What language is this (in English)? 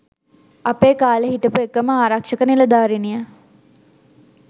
Sinhala